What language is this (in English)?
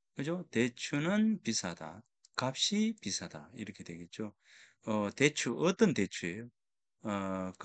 Korean